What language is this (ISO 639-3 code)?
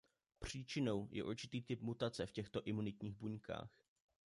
ces